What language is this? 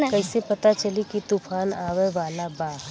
Bhojpuri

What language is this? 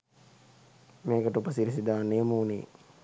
Sinhala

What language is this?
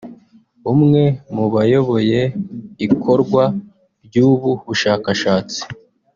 Kinyarwanda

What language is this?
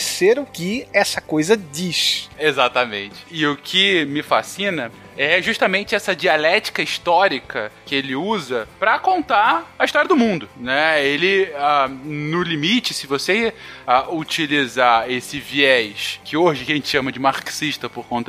Portuguese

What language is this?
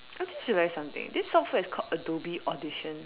English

